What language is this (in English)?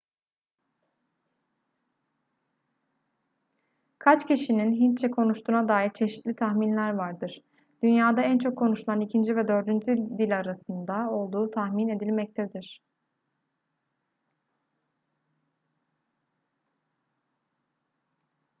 Turkish